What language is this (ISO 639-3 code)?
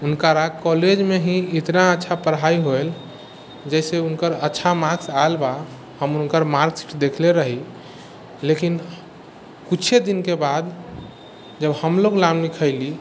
mai